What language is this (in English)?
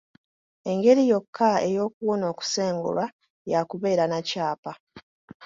Ganda